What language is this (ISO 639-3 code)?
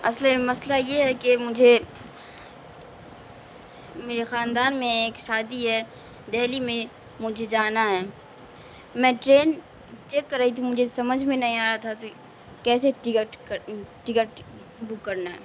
urd